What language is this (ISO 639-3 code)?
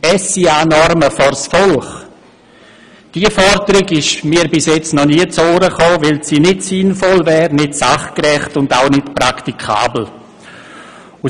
gsw